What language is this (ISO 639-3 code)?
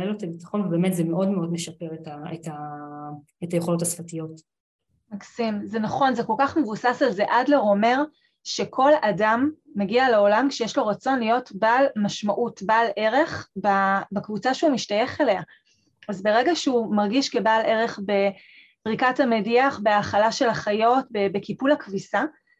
heb